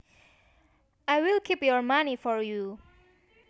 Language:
Javanese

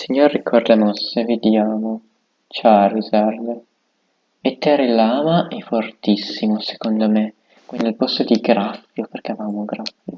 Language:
Italian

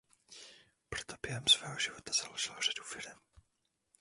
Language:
Czech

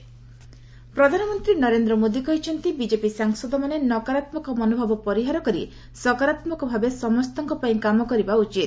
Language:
Odia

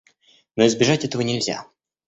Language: Russian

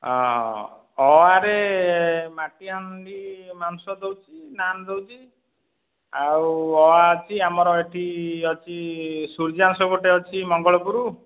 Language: Odia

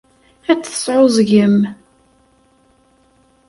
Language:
Kabyle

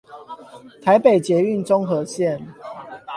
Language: Chinese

